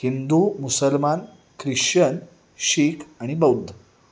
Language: Marathi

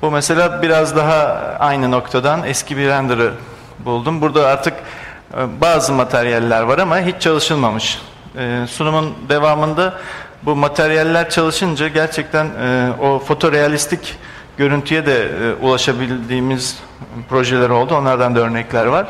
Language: Turkish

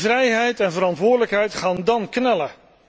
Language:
Dutch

